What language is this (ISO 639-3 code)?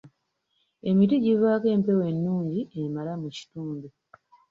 lug